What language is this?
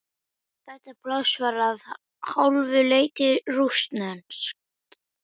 Icelandic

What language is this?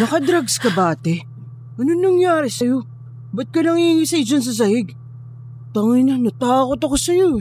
Filipino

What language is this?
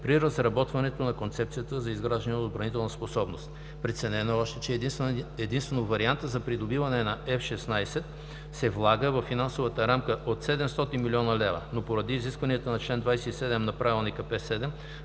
Bulgarian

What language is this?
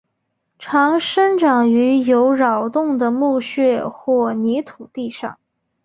Chinese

